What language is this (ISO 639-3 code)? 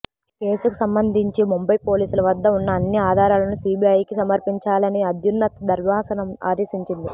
tel